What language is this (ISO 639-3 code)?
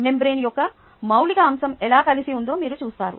tel